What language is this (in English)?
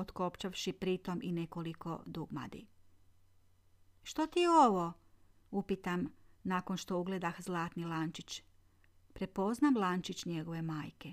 Croatian